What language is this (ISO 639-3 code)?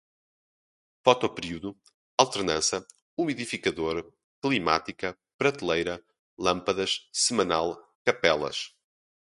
por